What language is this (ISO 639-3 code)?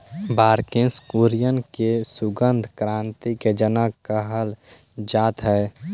mag